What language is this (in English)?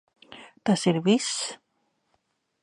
Latvian